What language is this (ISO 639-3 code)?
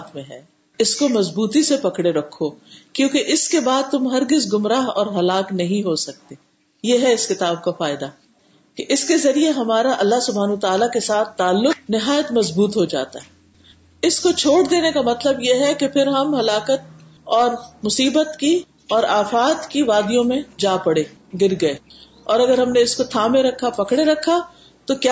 urd